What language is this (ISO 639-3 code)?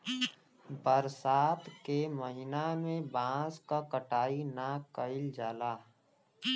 bho